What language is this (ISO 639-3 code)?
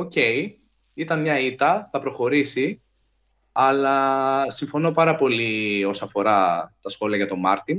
ell